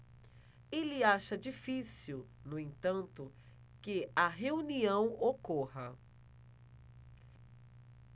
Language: Portuguese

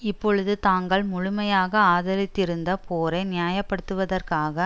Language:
Tamil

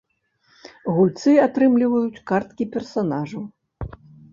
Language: Belarusian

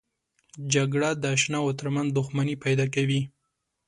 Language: Pashto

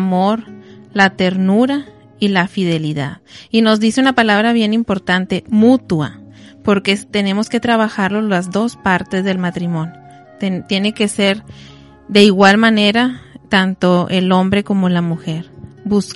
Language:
Spanish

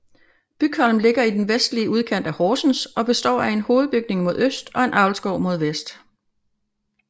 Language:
Danish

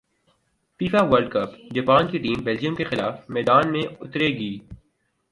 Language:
Urdu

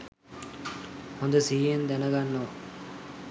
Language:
Sinhala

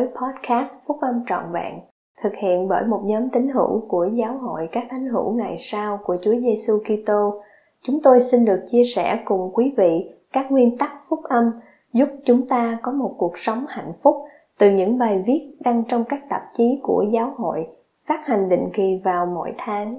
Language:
Vietnamese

